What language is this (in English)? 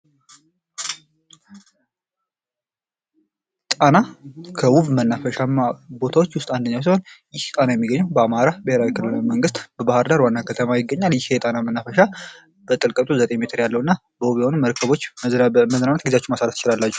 Amharic